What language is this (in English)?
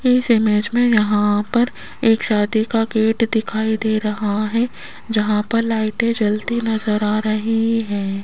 Hindi